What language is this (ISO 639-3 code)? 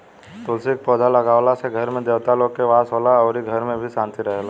bho